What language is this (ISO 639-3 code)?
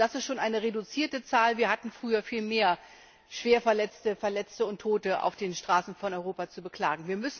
deu